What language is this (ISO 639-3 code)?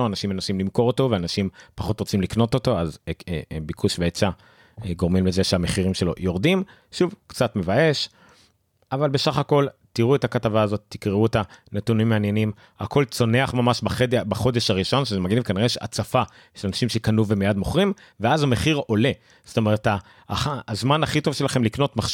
heb